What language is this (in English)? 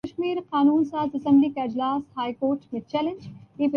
Urdu